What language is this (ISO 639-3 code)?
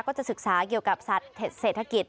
tha